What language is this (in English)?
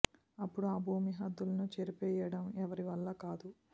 Telugu